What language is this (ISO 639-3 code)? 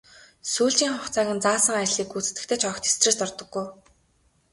mon